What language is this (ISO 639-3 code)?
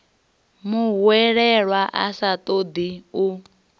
ven